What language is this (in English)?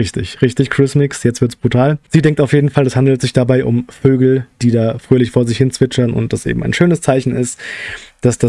German